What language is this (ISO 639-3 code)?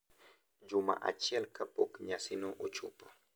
luo